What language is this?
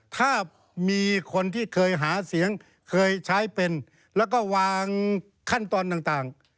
Thai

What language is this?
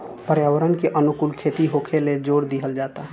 Bhojpuri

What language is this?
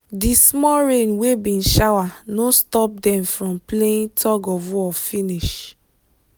Nigerian Pidgin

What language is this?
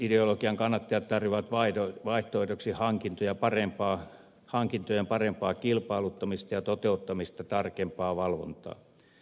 Finnish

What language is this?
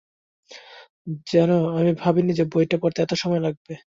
Bangla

